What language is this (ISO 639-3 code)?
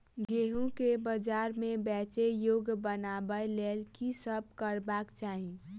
mai